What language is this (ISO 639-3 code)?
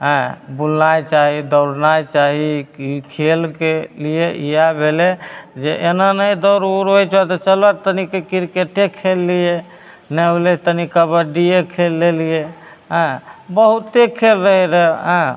mai